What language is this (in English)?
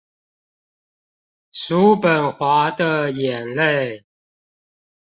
Chinese